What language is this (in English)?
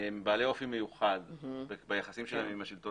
Hebrew